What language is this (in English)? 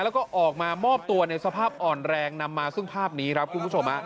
Thai